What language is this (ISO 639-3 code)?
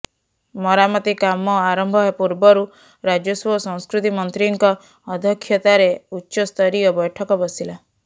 ori